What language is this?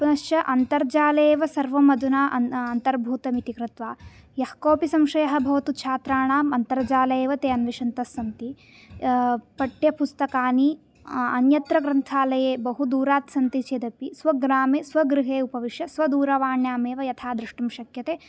Sanskrit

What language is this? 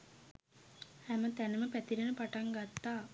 Sinhala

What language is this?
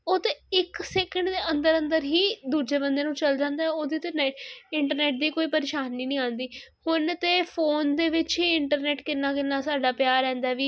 Punjabi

